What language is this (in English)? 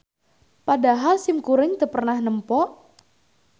Sundanese